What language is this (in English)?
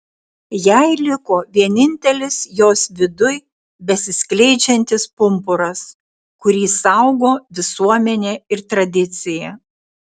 Lithuanian